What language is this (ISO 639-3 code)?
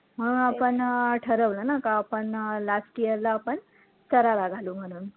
mar